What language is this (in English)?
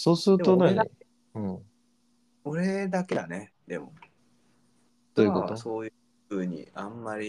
Japanese